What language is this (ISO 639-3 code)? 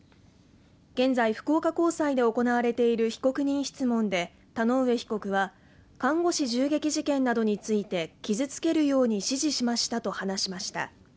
jpn